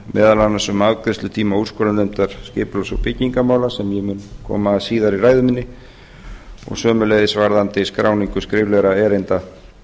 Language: Icelandic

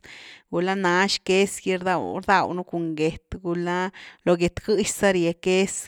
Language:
Güilá Zapotec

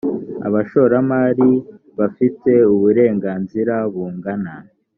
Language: Kinyarwanda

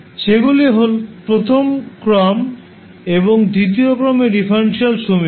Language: Bangla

